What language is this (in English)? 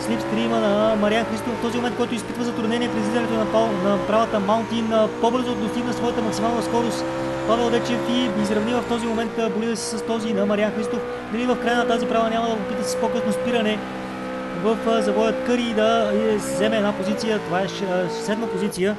Bulgarian